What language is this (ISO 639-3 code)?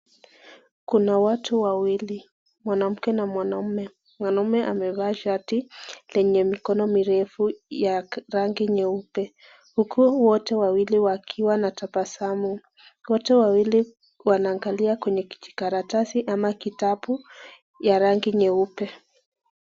swa